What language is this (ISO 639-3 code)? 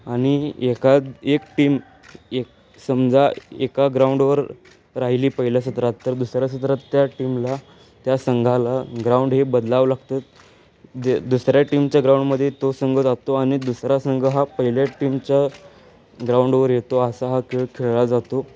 mar